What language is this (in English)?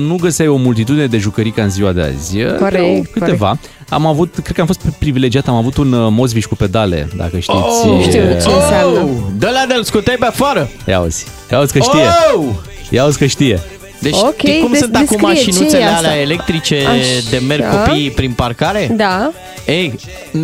Romanian